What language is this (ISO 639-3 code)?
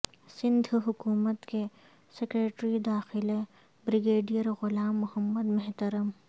urd